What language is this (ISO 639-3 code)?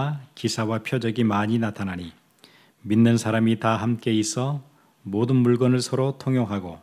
kor